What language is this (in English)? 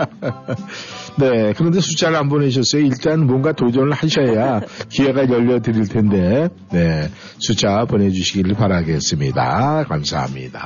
Korean